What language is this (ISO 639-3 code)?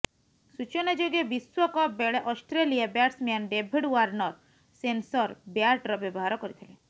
ori